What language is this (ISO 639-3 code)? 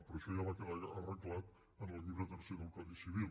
cat